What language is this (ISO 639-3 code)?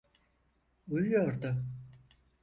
tur